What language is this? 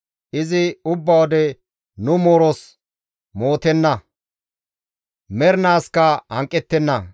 Gamo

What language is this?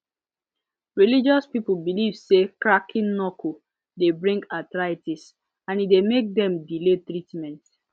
Nigerian Pidgin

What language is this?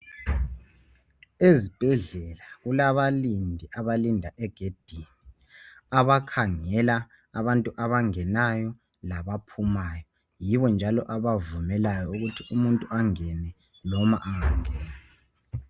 North Ndebele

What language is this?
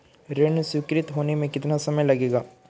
Hindi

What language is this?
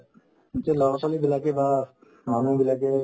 Assamese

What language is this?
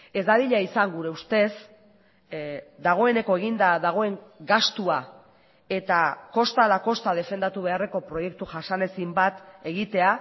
Basque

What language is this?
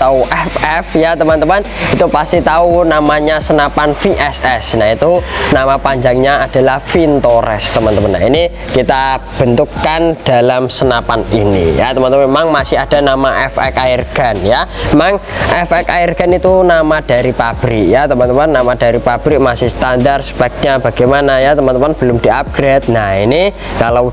Indonesian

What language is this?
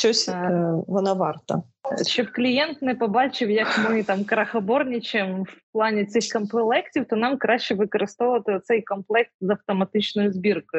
Ukrainian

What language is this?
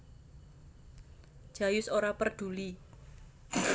Javanese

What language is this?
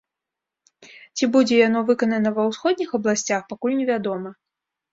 Belarusian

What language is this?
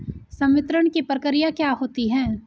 Hindi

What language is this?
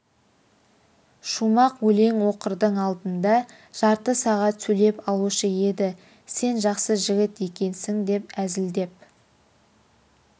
Kazakh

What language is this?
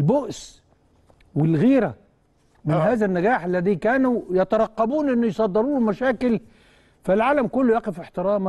Arabic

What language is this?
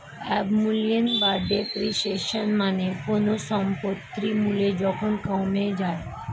Bangla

